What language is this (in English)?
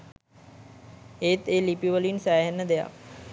Sinhala